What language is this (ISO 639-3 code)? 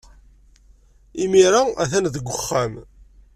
kab